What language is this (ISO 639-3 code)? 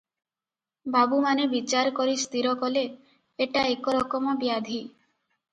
ori